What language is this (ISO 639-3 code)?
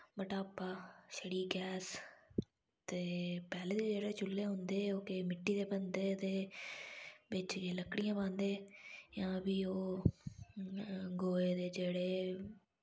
doi